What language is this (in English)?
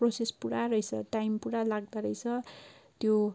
Nepali